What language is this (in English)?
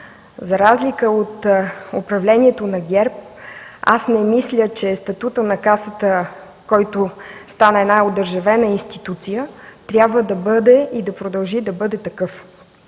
Bulgarian